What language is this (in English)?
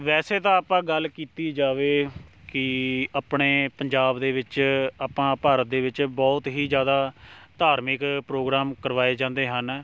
Punjabi